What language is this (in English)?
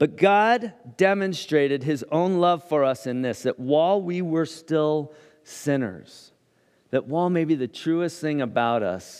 English